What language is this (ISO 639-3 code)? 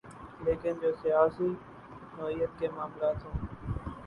urd